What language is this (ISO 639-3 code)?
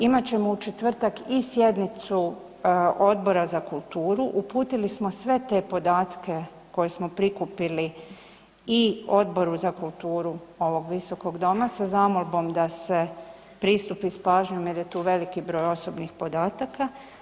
hrv